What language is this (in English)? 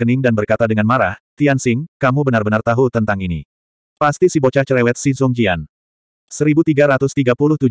Indonesian